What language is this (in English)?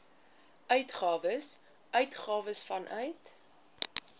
Afrikaans